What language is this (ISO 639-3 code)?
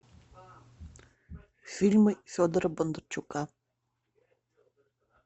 rus